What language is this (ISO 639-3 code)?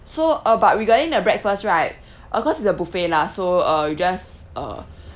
eng